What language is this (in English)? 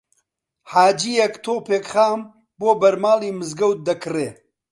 Central Kurdish